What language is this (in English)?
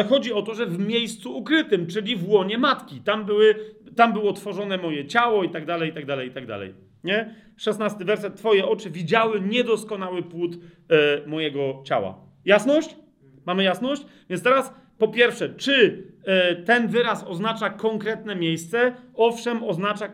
Polish